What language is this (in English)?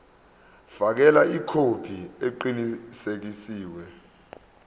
Zulu